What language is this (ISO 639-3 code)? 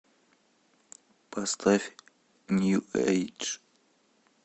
rus